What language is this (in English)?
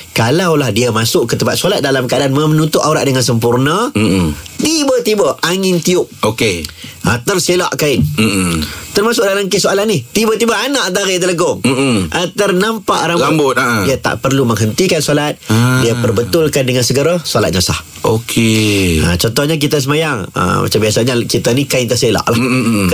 Malay